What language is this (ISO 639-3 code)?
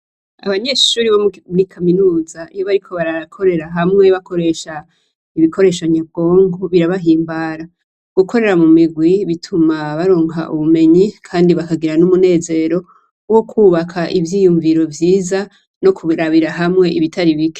run